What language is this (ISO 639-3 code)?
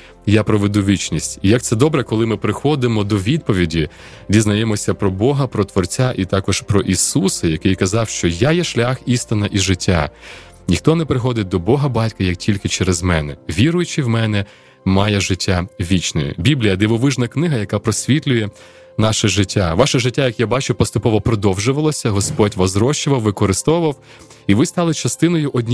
ukr